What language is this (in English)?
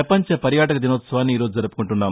Telugu